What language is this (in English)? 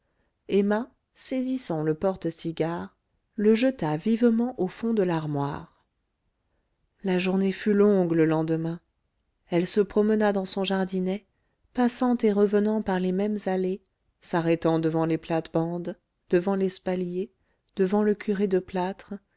French